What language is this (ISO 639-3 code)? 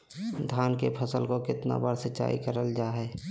mag